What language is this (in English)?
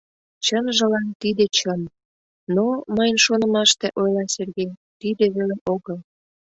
Mari